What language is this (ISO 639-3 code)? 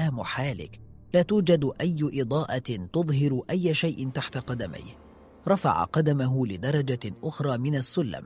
ara